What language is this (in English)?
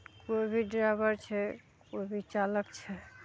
Maithili